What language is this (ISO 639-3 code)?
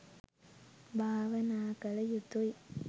sin